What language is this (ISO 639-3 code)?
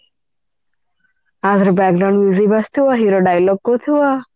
ori